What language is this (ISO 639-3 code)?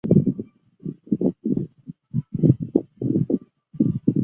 zho